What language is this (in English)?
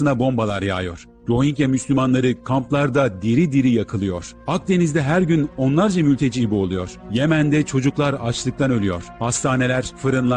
Turkish